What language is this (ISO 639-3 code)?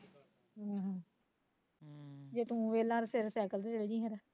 pan